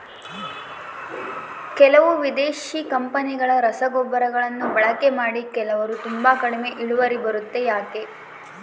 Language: Kannada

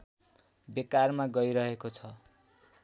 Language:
Nepali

